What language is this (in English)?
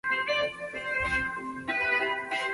Chinese